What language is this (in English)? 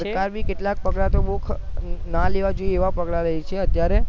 Gujarati